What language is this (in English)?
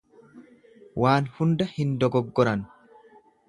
Oromo